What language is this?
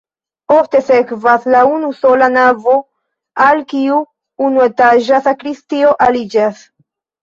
Esperanto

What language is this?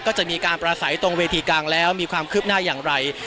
Thai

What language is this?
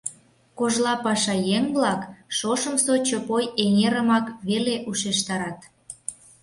Mari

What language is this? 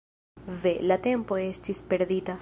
Esperanto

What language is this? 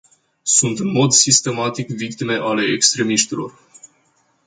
Romanian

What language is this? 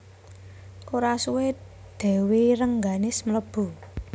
Javanese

